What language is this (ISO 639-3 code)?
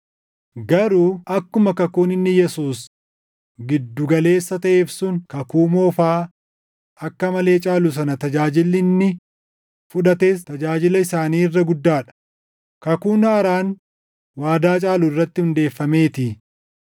orm